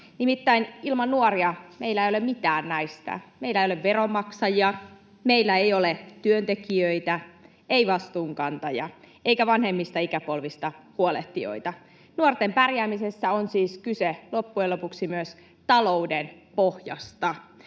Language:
Finnish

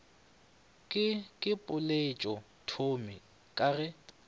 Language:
Northern Sotho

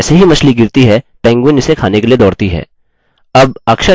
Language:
Hindi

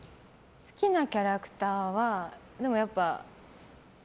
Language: Japanese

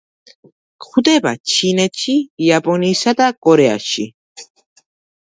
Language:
Georgian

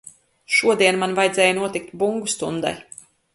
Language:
Latvian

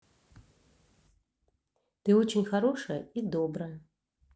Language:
Russian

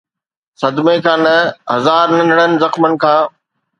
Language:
Sindhi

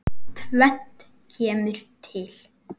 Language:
Icelandic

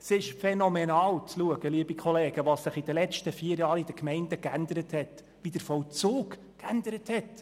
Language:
Swiss German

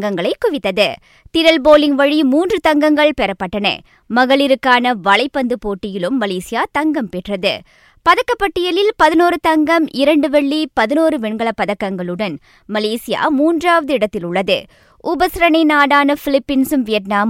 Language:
Tamil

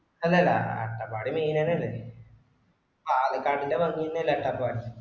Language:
Malayalam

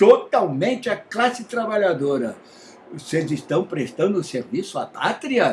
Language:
Portuguese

